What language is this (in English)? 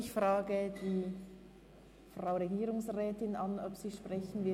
Swiss German